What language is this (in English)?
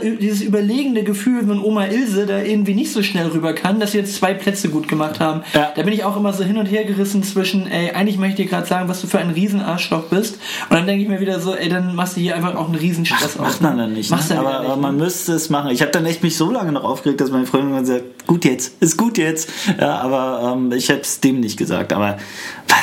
German